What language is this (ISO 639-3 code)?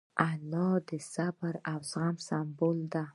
pus